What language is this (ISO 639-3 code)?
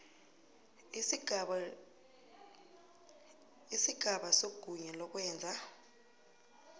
nbl